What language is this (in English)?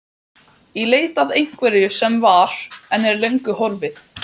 Icelandic